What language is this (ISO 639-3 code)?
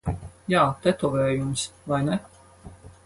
lav